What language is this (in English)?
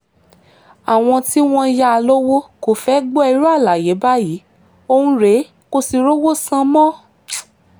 Yoruba